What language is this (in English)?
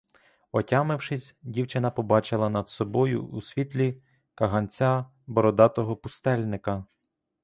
Ukrainian